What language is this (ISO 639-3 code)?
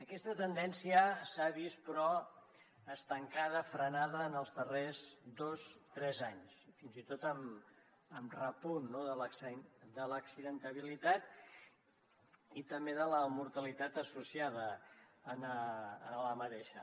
cat